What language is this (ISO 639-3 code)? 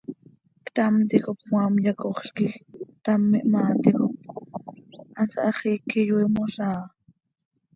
sei